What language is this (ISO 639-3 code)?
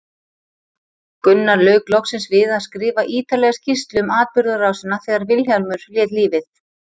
isl